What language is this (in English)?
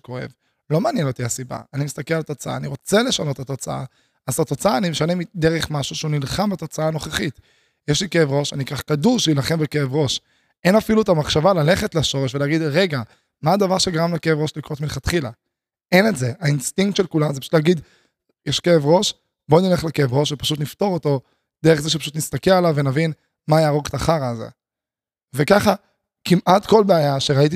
Hebrew